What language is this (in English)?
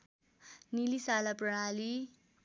Nepali